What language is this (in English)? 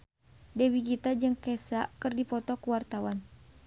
Sundanese